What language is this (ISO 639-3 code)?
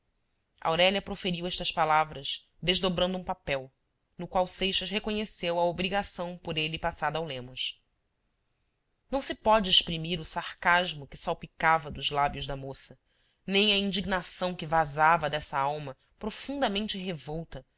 por